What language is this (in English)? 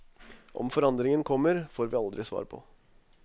Norwegian